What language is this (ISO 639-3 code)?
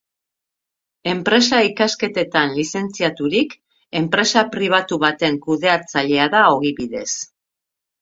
eus